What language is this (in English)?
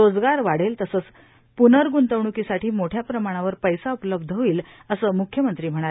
Marathi